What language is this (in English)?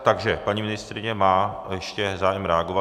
Czech